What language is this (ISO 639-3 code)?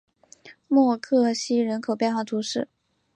zho